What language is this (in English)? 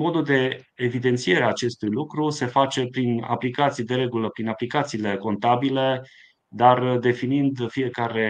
Romanian